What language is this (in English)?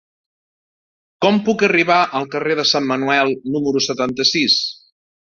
Catalan